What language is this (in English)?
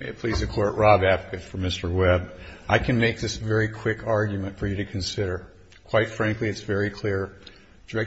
English